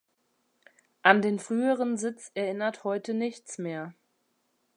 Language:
German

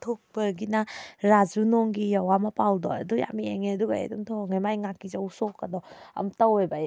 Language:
Manipuri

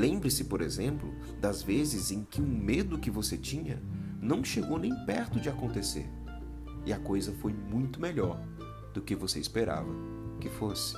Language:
Portuguese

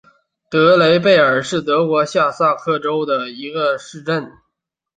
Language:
Chinese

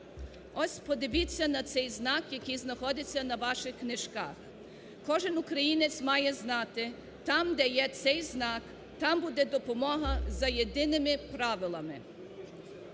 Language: Ukrainian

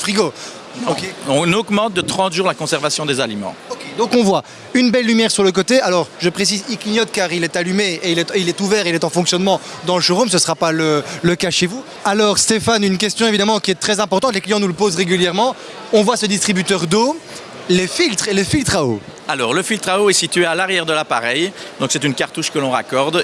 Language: French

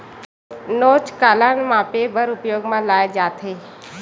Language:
Chhattisgarhi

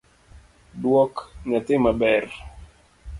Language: Luo (Kenya and Tanzania)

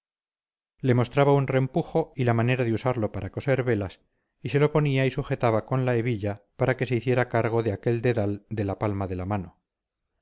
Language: Spanish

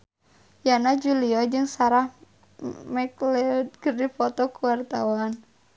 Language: Sundanese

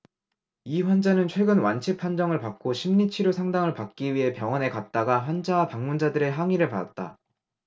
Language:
Korean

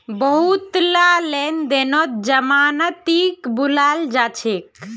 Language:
Magahi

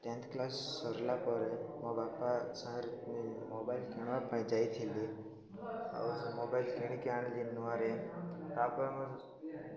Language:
Odia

